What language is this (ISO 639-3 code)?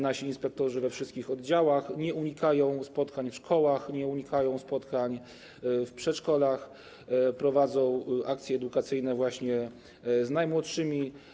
pol